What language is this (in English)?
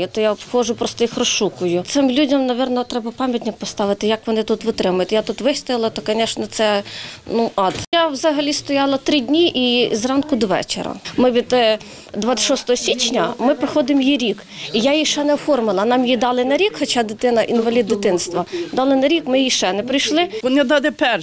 Ukrainian